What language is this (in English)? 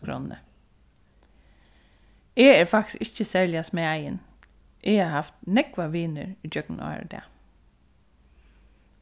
Faroese